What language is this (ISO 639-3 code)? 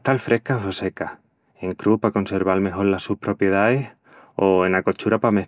ext